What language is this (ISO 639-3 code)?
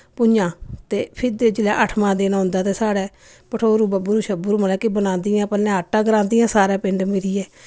doi